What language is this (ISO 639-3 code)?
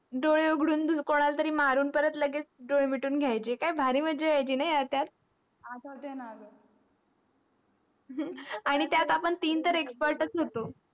mar